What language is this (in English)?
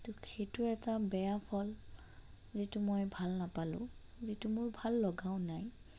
Assamese